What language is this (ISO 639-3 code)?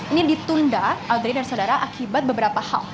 ind